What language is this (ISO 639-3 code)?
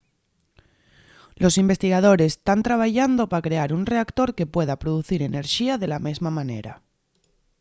ast